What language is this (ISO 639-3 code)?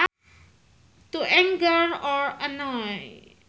sun